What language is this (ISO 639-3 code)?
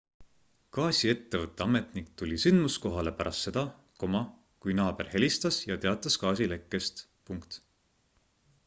est